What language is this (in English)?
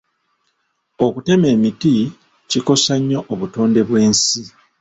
Ganda